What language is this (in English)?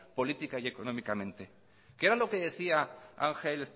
Spanish